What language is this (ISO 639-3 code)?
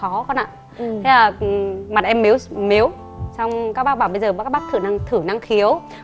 vie